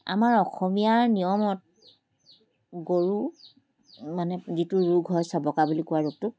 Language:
Assamese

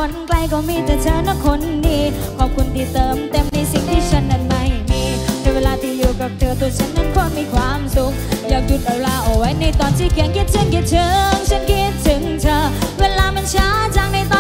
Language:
Thai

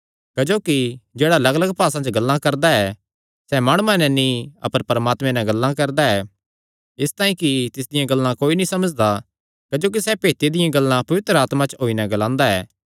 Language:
Kangri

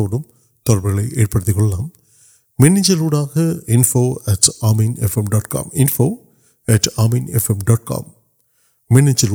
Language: Urdu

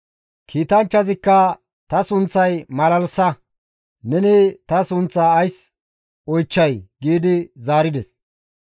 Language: Gamo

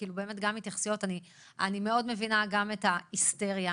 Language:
Hebrew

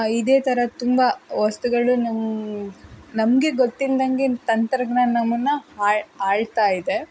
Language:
Kannada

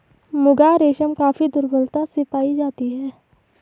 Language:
Hindi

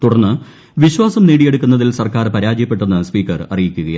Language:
Malayalam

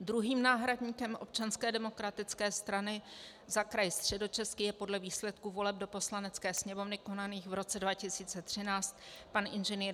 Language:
Czech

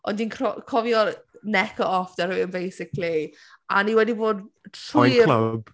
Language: Welsh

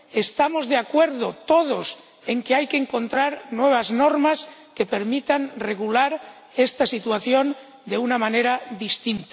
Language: Spanish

